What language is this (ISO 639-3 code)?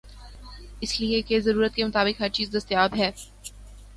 urd